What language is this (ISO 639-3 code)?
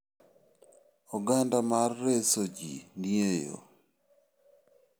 luo